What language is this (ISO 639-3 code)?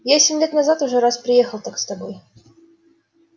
rus